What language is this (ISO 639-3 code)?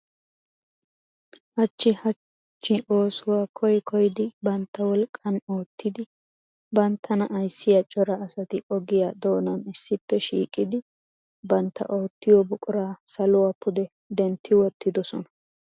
wal